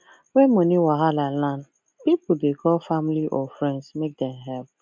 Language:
Nigerian Pidgin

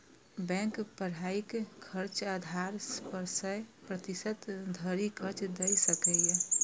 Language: Maithili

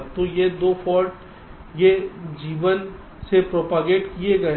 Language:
Hindi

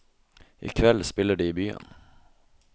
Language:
Norwegian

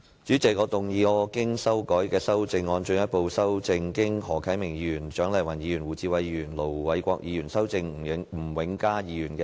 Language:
Cantonese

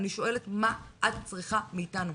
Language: Hebrew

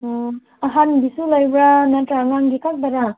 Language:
Manipuri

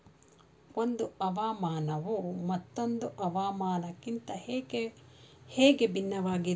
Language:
Kannada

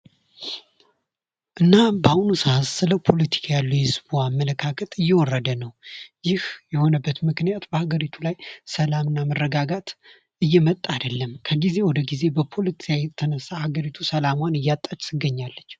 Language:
Amharic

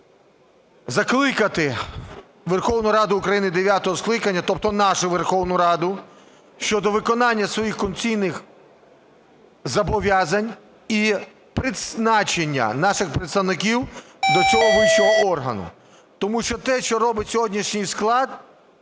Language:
Ukrainian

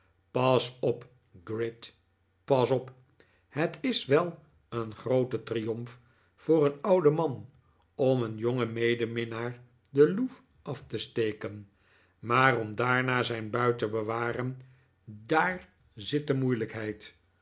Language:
Dutch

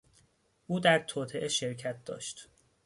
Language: Persian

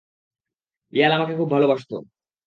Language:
Bangla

